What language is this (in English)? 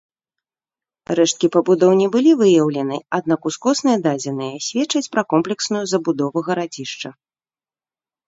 Belarusian